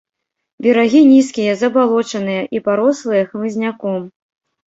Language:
Belarusian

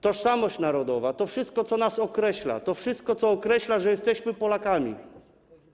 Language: Polish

